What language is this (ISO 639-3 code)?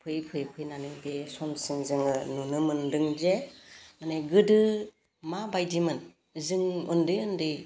brx